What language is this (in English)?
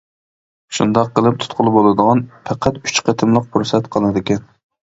Uyghur